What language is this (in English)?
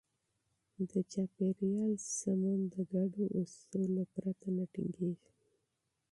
Pashto